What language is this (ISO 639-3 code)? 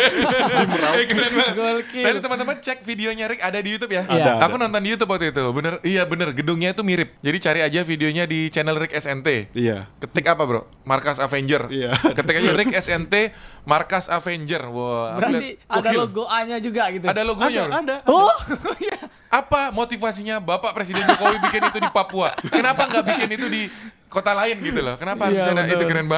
ind